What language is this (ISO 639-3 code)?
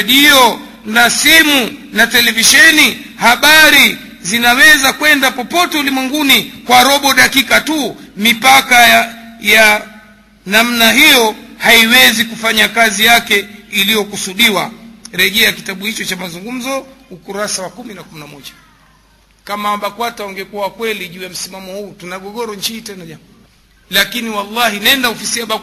swa